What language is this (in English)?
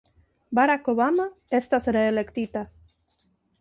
Esperanto